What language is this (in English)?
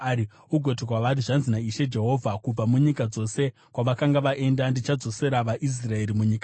Shona